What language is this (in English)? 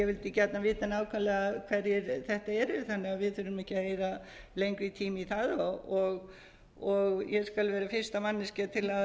Icelandic